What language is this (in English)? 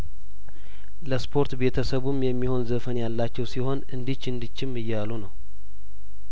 Amharic